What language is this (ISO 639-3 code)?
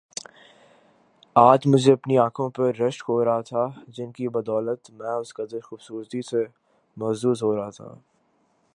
urd